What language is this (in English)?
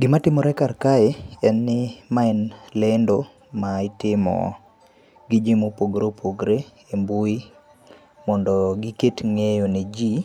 Luo (Kenya and Tanzania)